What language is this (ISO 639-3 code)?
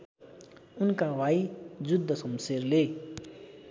nep